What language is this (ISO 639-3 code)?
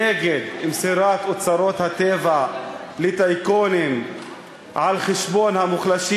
heb